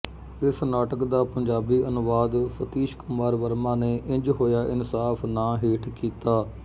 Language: Punjabi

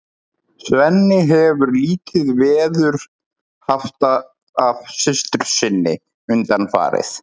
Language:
Icelandic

